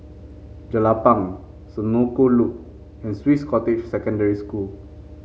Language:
English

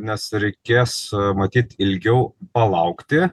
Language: Lithuanian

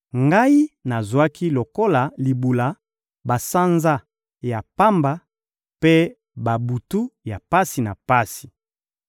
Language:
Lingala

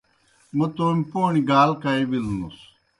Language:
Kohistani Shina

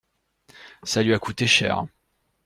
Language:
French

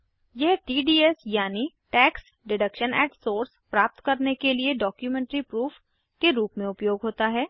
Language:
Hindi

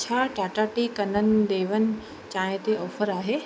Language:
Sindhi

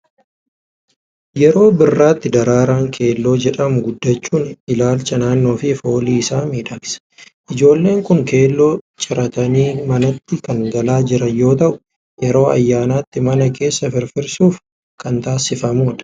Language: Oromo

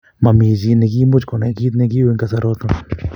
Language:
Kalenjin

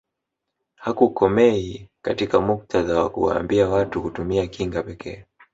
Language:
Swahili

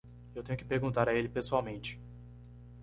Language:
Portuguese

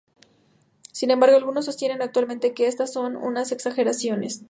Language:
Spanish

